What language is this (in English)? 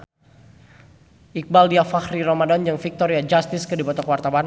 Sundanese